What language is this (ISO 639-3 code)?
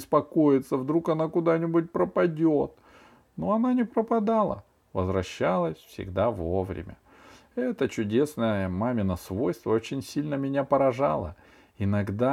rus